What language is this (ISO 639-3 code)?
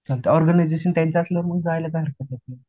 mar